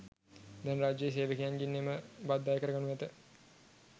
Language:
Sinhala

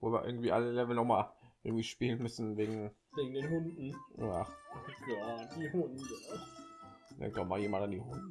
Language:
German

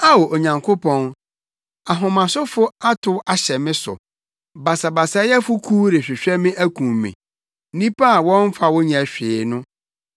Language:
Akan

